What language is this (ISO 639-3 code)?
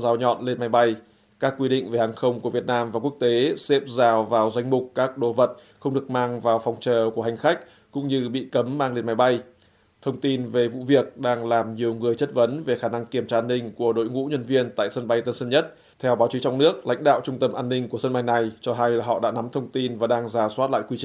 vie